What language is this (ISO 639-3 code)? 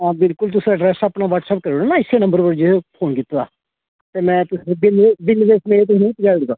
doi